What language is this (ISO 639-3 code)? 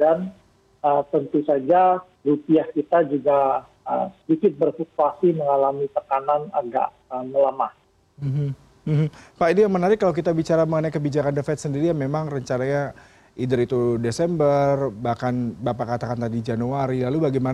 ind